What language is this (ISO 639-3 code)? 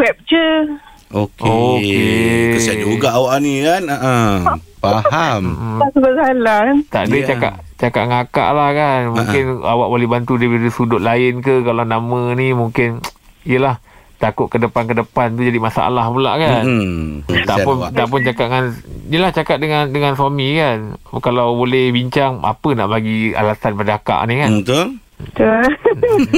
msa